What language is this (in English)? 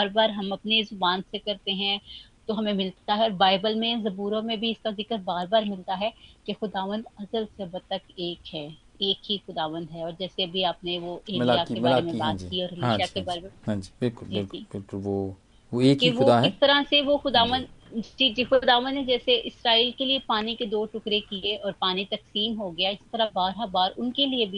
Hindi